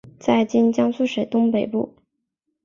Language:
Chinese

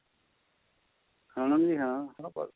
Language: Punjabi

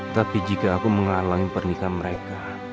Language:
Indonesian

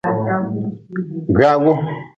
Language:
Nawdm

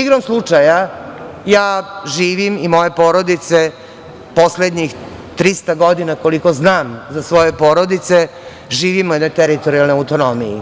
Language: Serbian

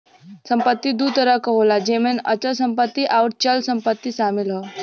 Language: Bhojpuri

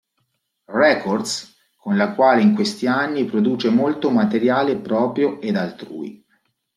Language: Italian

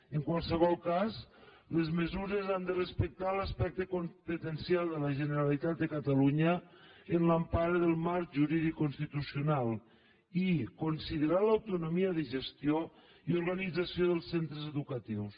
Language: Catalan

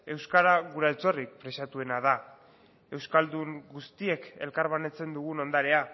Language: Basque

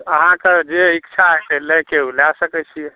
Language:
Maithili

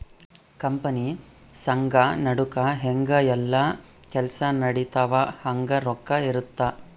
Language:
Kannada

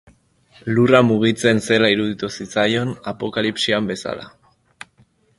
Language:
Basque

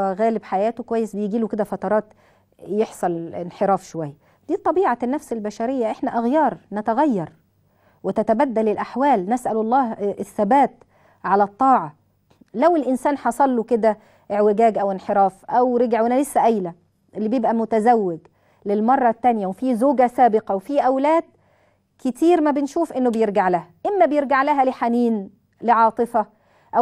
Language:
Arabic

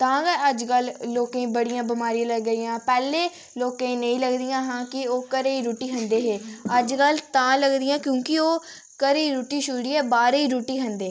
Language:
Dogri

